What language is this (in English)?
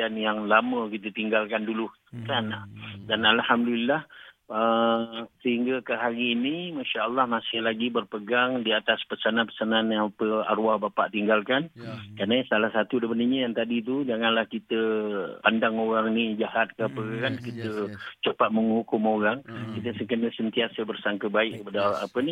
Malay